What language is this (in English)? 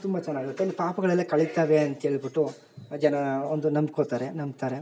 Kannada